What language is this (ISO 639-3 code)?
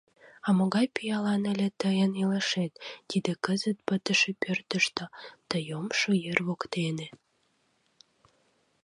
chm